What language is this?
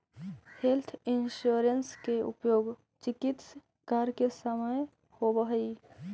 Magahi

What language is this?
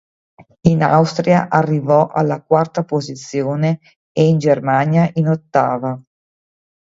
Italian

